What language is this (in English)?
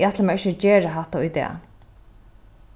Faroese